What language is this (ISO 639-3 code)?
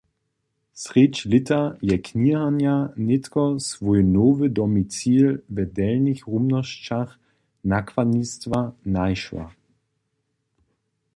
hsb